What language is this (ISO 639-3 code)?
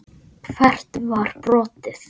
isl